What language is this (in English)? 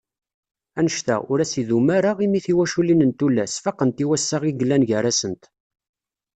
Kabyle